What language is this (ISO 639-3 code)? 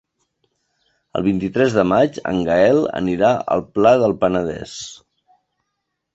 cat